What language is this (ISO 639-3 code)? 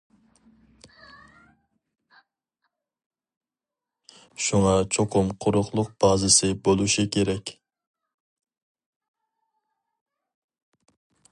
uig